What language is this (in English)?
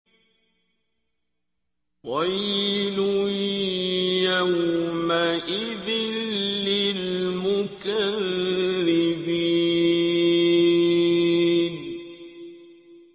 Arabic